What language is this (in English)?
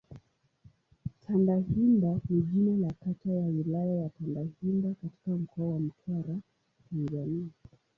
Swahili